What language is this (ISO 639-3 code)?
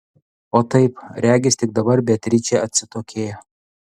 lit